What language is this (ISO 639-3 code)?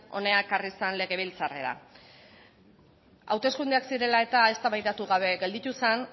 eus